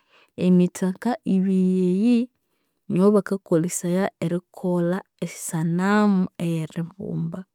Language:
Konzo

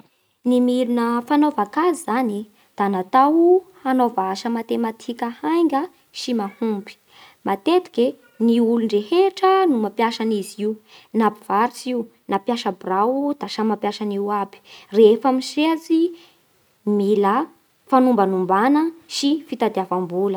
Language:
Bara Malagasy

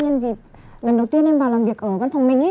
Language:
Vietnamese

